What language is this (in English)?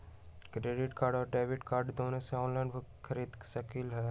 Magahi